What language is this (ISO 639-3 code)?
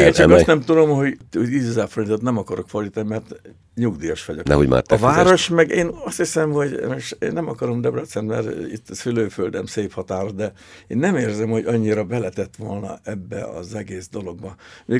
hun